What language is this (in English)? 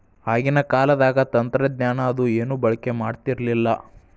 Kannada